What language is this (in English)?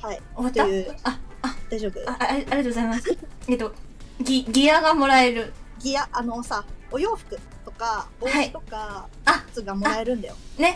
Japanese